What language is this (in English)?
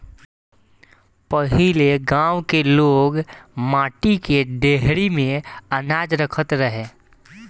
Bhojpuri